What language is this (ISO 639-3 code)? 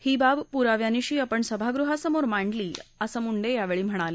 mar